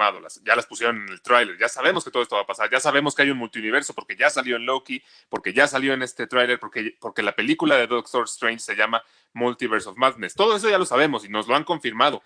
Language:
Spanish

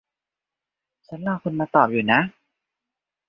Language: Thai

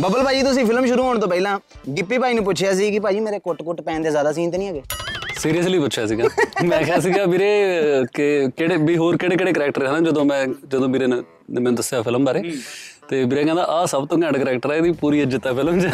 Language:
Punjabi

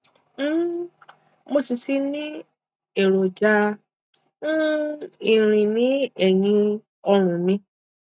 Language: Yoruba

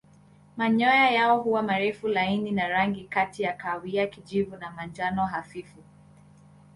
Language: Swahili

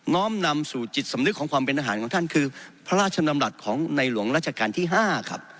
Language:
Thai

